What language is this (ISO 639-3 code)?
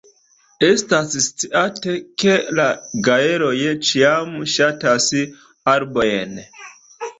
epo